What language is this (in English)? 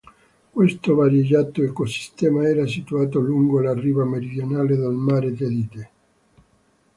Italian